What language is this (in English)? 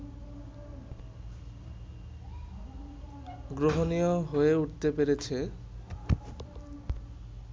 Bangla